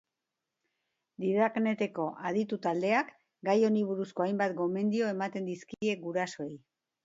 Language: Basque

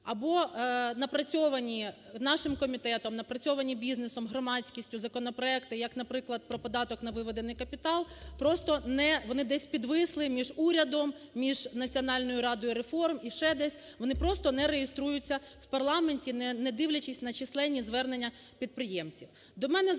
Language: Ukrainian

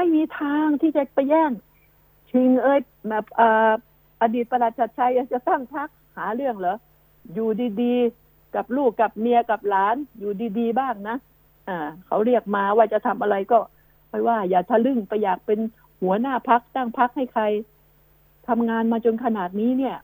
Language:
Thai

